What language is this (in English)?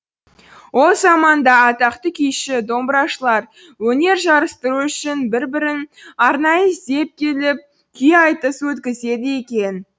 Kazakh